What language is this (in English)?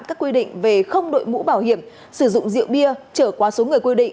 Vietnamese